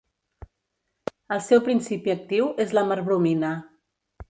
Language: Catalan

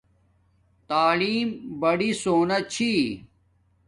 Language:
Domaaki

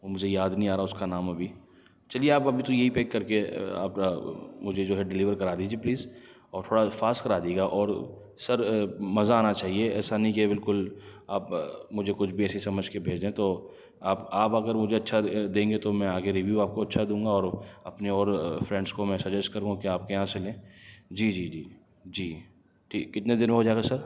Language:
Urdu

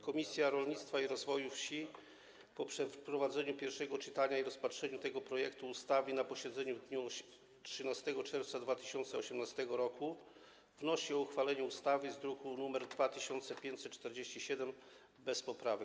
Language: Polish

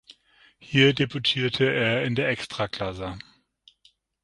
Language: German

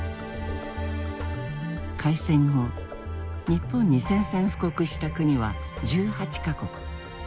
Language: Japanese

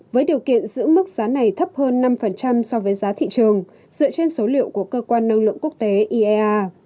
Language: Vietnamese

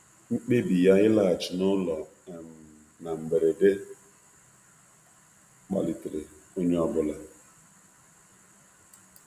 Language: Igbo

